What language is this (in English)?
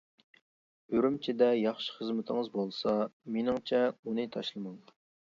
Uyghur